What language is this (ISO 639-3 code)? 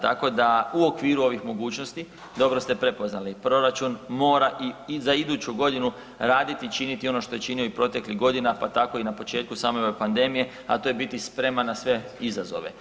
hrv